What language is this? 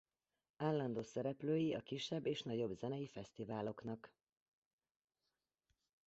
Hungarian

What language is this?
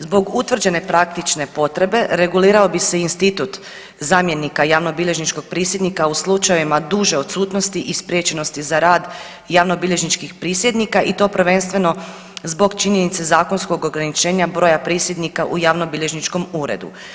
Croatian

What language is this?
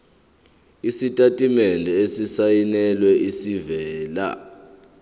Zulu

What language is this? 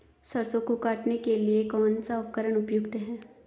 Hindi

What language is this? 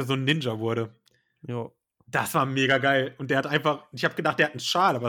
German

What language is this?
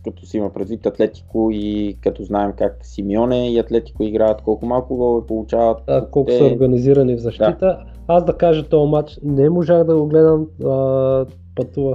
Bulgarian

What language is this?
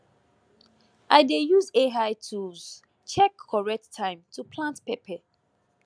Nigerian Pidgin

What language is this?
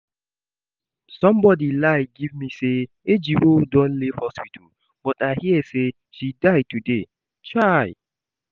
Nigerian Pidgin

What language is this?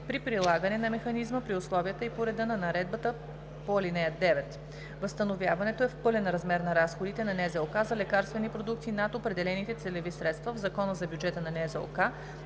Bulgarian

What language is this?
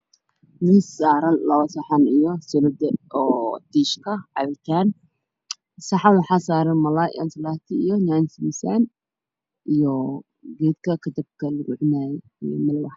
Somali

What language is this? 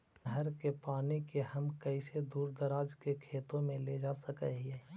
Magahi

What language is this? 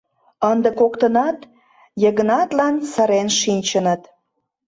Mari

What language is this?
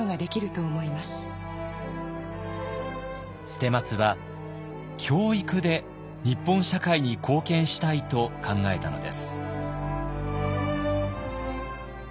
Japanese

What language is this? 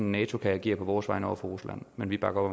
Danish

